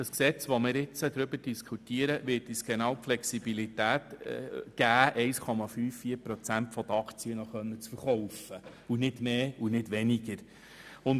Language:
Swiss German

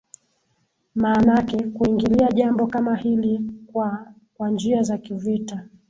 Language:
Swahili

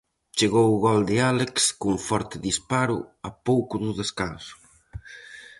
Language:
Galician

